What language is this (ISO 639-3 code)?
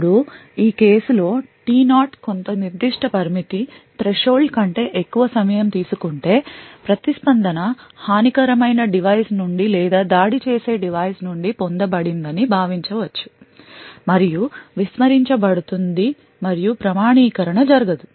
tel